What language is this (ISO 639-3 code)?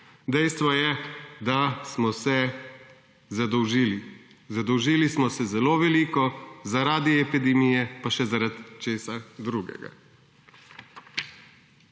slv